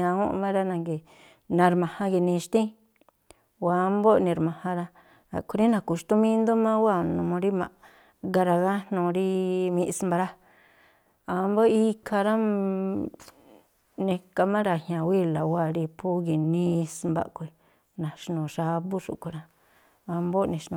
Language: Tlacoapa Me'phaa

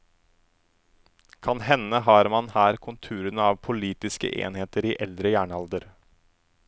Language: Norwegian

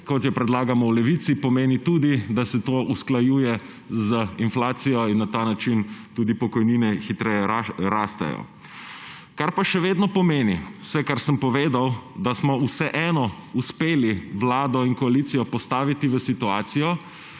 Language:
Slovenian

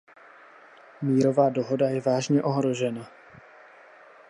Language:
Czech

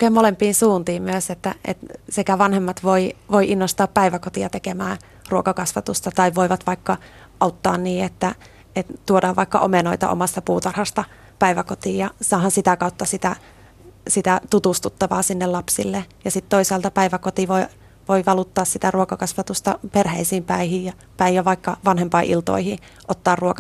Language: Finnish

